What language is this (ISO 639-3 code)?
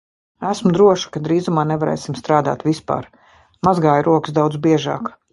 lav